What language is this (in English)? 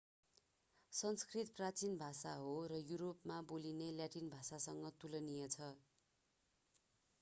Nepali